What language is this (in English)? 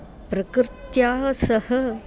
Sanskrit